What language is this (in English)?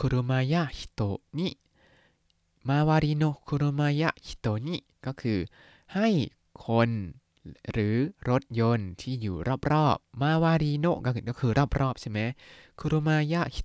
Thai